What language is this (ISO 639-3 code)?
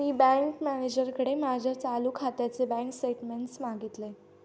mar